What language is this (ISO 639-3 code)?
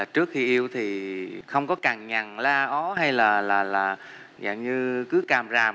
vie